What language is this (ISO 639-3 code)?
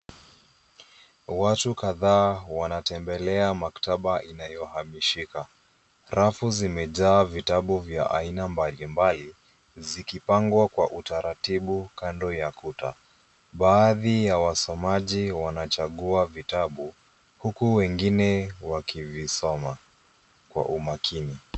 swa